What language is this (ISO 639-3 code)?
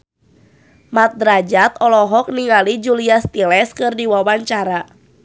sun